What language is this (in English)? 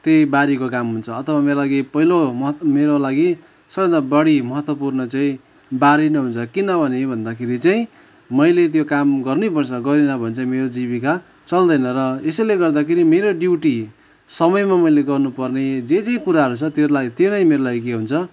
Nepali